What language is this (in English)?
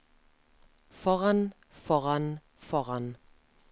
Norwegian